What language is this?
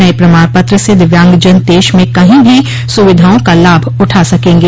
Hindi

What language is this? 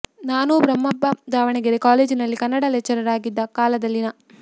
Kannada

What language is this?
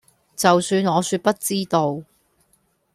Cantonese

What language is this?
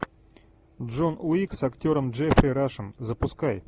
Russian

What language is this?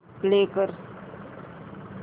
Marathi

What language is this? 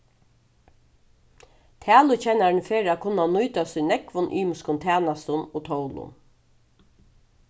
Faroese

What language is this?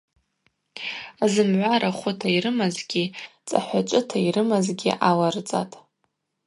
Abaza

